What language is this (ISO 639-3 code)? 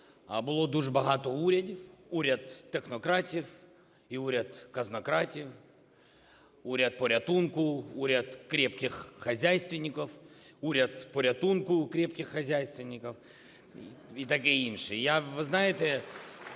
ukr